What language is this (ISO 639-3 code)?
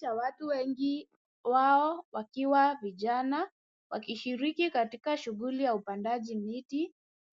swa